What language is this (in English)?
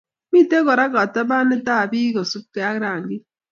Kalenjin